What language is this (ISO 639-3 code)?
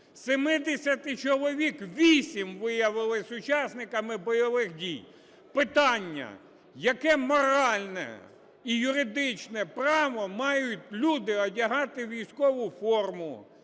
ukr